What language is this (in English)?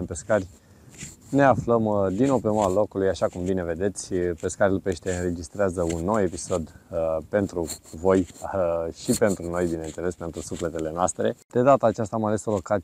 Romanian